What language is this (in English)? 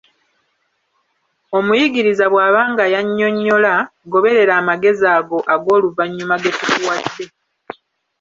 Ganda